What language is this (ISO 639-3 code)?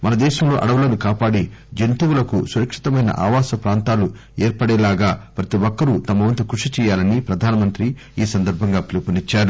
tel